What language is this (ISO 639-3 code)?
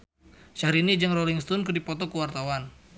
sun